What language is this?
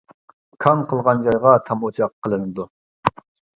Uyghur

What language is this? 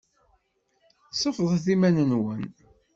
Kabyle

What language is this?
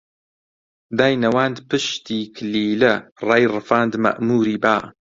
Central Kurdish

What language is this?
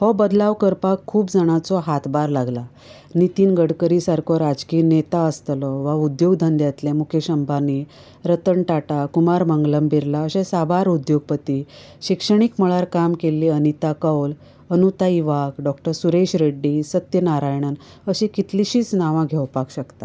Konkani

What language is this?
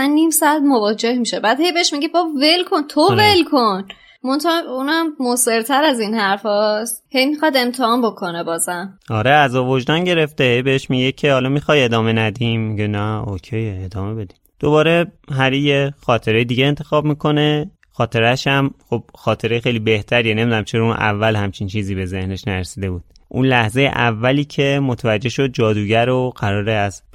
Persian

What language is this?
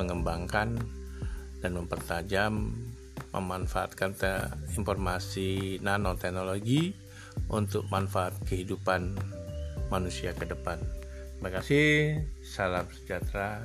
Indonesian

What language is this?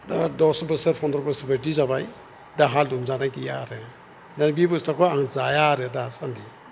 Bodo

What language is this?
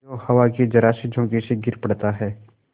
Hindi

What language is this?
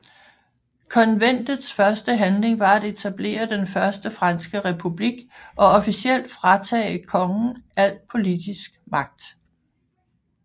Danish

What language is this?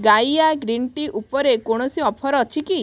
Odia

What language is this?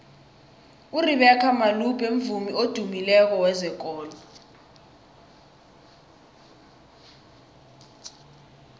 South Ndebele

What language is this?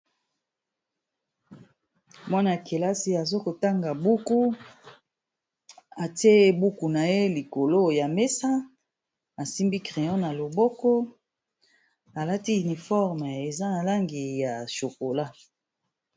Lingala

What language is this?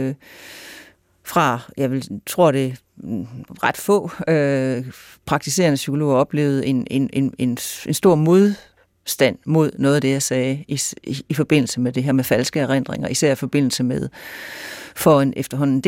Danish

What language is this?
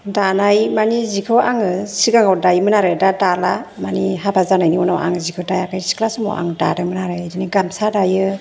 Bodo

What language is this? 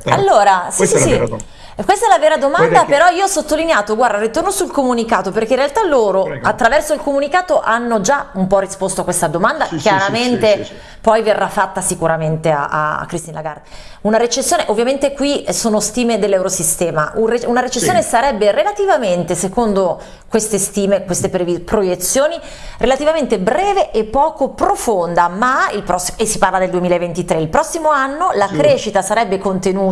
Italian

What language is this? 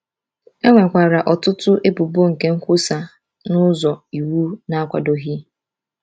Igbo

